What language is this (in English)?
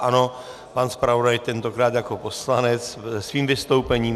Czech